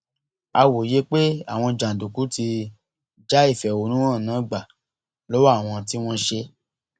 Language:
Yoruba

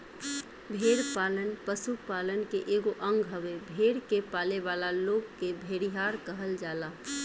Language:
Bhojpuri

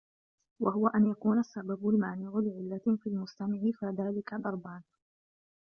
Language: Arabic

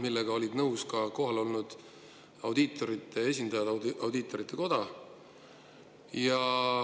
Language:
Estonian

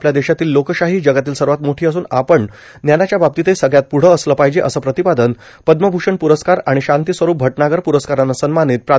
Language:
Marathi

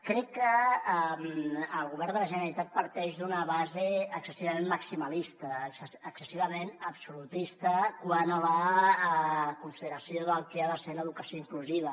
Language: Catalan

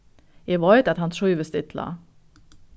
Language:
Faroese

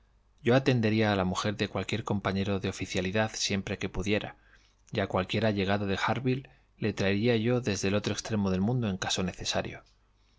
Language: Spanish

